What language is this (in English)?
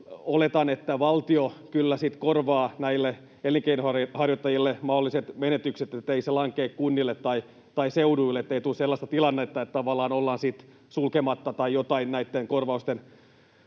Finnish